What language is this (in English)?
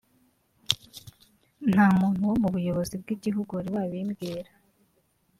Kinyarwanda